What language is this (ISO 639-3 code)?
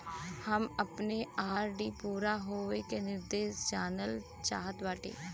bho